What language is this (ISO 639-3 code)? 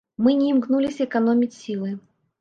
bel